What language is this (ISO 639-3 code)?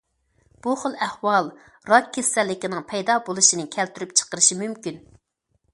uig